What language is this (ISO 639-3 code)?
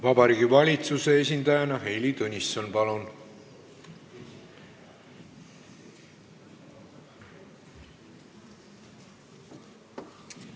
est